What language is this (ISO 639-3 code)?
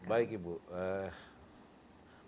ind